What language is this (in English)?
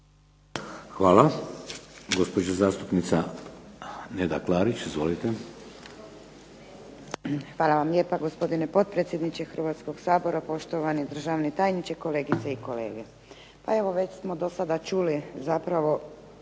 Croatian